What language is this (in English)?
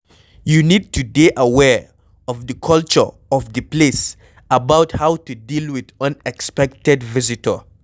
Nigerian Pidgin